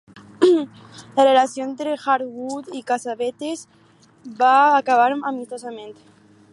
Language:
Catalan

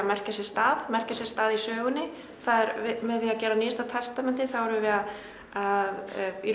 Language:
Icelandic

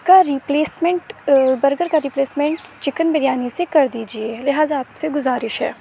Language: Urdu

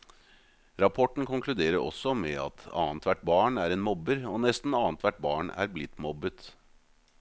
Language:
Norwegian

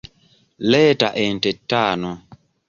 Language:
Ganda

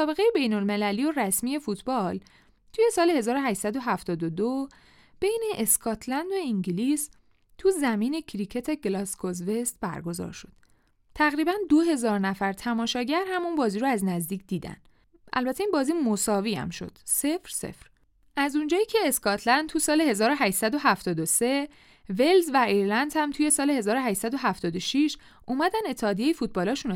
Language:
Persian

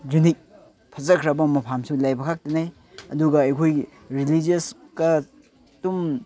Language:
Manipuri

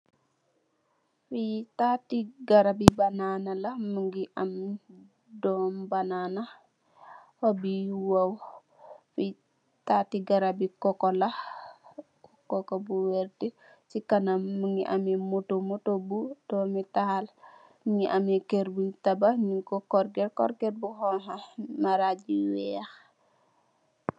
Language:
Wolof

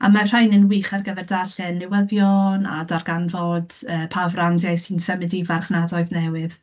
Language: Welsh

